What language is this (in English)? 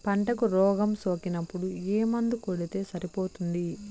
Telugu